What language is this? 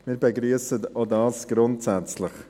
Swiss German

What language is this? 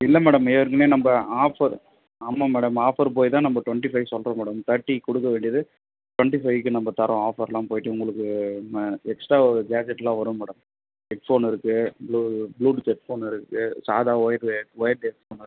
Tamil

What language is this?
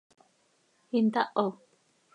Seri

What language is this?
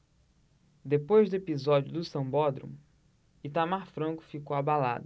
Portuguese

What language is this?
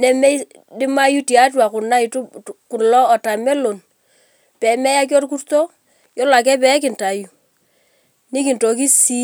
Masai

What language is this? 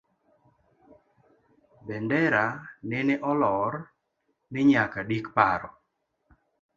Luo (Kenya and Tanzania)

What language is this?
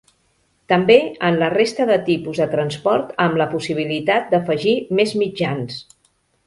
Catalan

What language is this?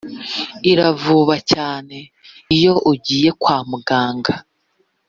Kinyarwanda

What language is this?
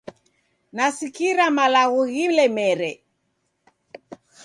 Taita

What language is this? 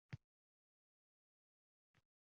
Uzbek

